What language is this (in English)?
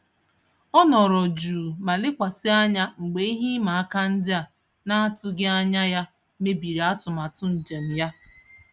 Igbo